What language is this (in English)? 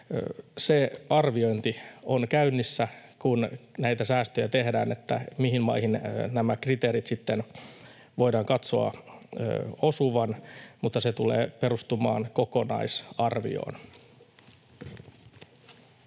Finnish